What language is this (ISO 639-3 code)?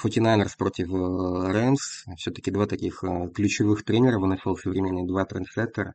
rus